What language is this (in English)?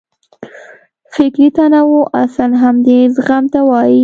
Pashto